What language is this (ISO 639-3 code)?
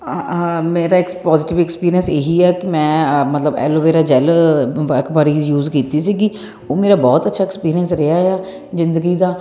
pan